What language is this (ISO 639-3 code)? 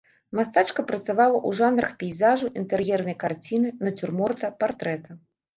bel